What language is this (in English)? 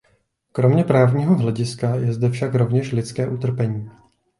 Czech